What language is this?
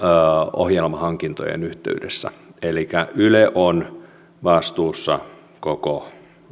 Finnish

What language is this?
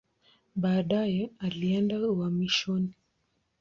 Swahili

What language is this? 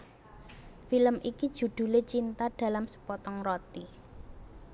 Javanese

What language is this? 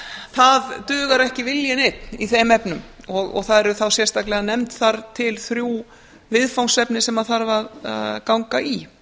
Icelandic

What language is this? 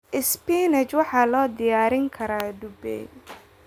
Somali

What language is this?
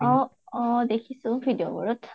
Assamese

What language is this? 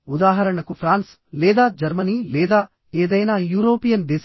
Telugu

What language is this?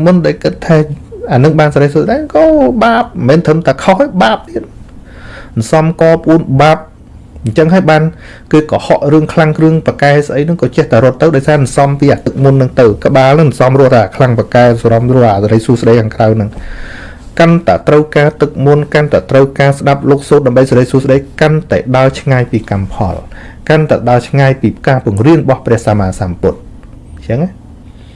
Vietnamese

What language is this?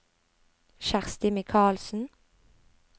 Norwegian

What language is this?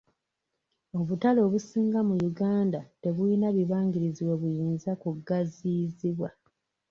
Ganda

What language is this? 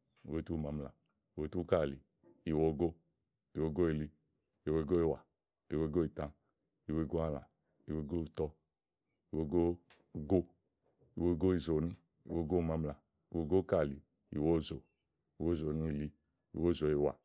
Igo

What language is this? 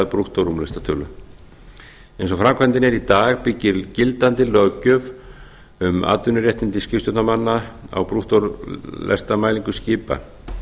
Icelandic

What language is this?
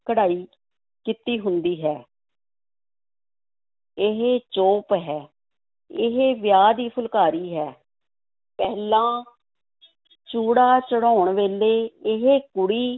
Punjabi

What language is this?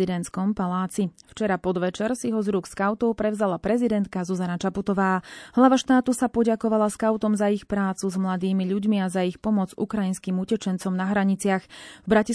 Slovak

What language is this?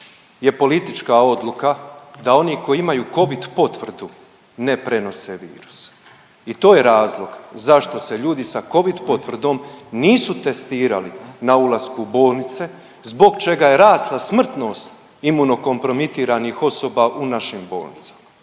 Croatian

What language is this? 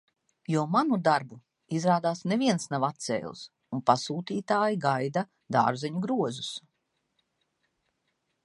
Latvian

